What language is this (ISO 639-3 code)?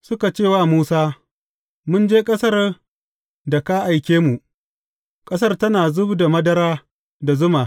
hau